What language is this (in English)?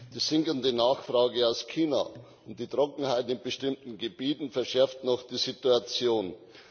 German